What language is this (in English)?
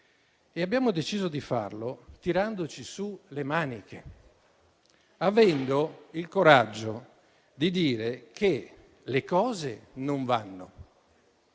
Italian